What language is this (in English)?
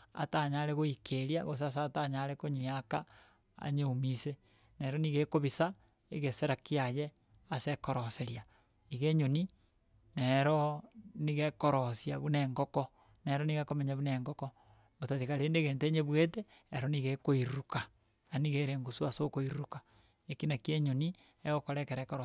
Gusii